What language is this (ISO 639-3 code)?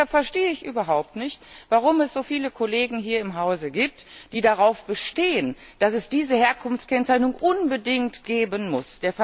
deu